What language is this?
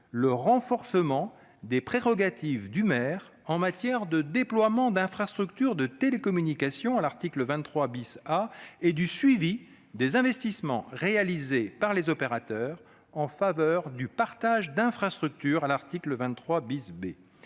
French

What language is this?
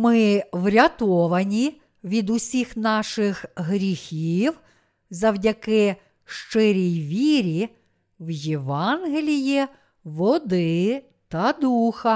Ukrainian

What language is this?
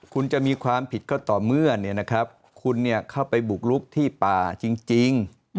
Thai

